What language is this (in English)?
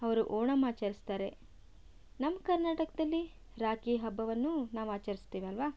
Kannada